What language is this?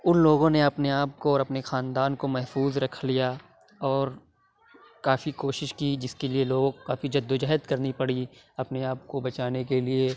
Urdu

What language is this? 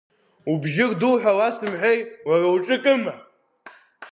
Abkhazian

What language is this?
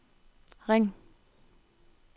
Danish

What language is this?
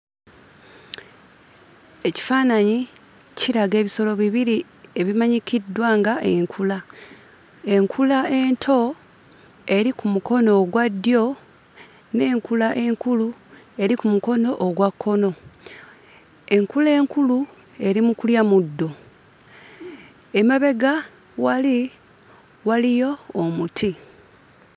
Ganda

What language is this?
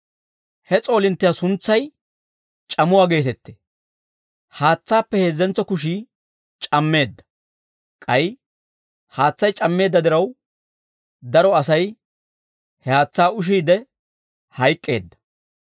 Dawro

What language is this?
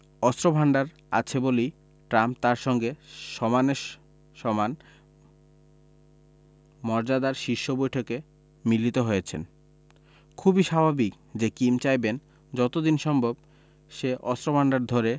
Bangla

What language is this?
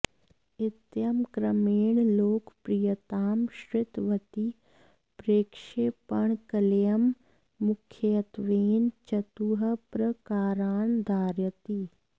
Sanskrit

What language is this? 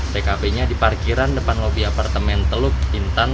Indonesian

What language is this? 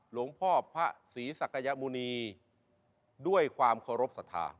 Thai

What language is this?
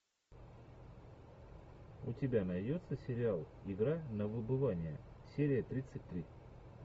Russian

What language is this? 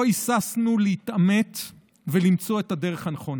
Hebrew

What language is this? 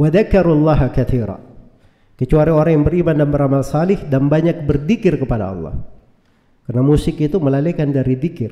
Indonesian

